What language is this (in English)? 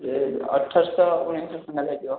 Odia